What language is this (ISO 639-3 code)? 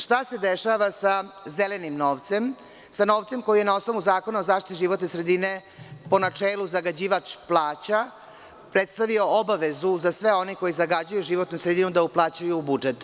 srp